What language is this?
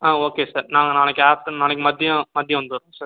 Tamil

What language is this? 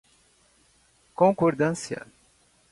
Portuguese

